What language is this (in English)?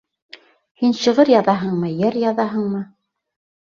Bashkir